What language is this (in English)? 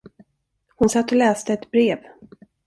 Swedish